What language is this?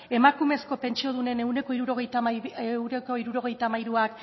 Basque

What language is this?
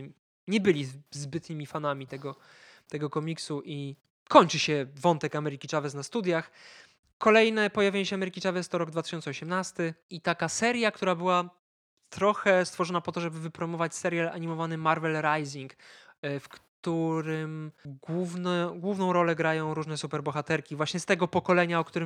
Polish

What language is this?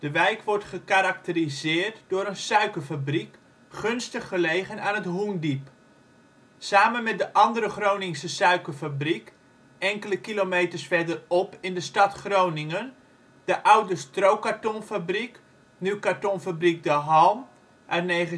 Dutch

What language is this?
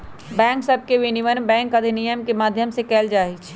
Magahi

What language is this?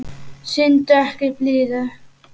Icelandic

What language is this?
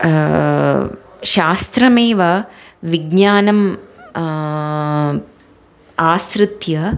Sanskrit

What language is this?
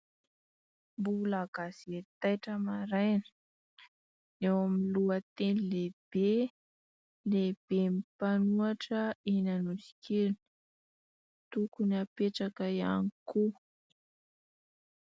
Malagasy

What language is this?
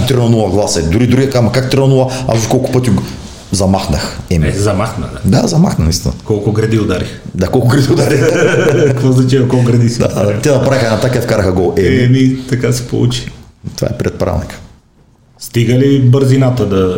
Bulgarian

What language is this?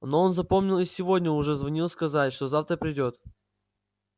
Russian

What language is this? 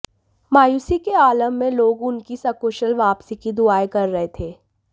Hindi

